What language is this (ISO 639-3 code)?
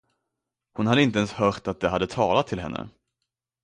swe